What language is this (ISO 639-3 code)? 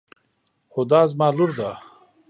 pus